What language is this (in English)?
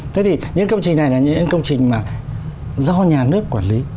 Vietnamese